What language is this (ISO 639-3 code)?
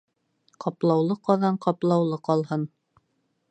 bak